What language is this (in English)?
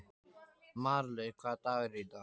Icelandic